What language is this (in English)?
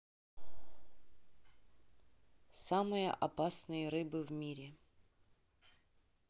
Russian